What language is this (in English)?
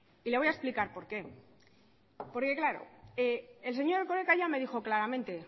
Spanish